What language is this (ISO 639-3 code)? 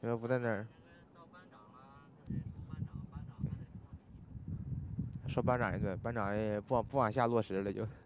zho